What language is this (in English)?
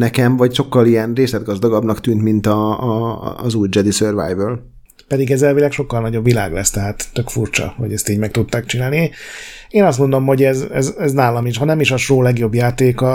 Hungarian